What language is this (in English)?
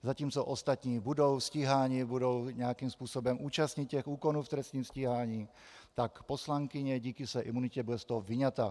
Czech